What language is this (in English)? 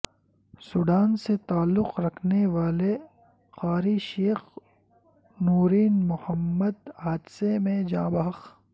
Urdu